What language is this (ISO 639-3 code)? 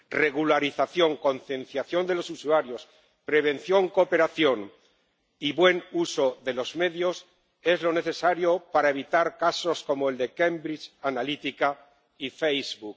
spa